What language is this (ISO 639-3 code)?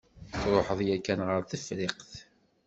kab